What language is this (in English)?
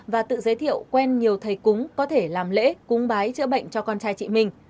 Vietnamese